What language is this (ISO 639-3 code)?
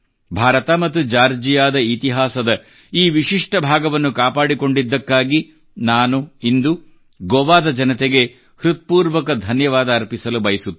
kan